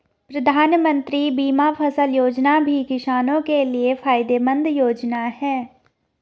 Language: Hindi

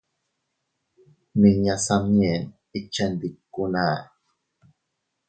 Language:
Teutila Cuicatec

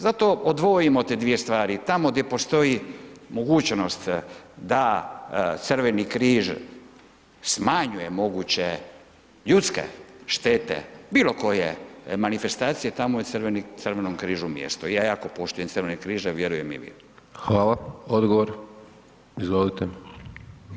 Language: Croatian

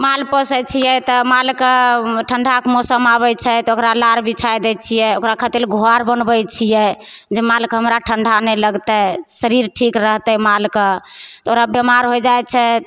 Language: Maithili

